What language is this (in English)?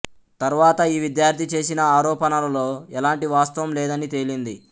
Telugu